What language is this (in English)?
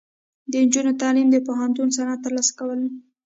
Pashto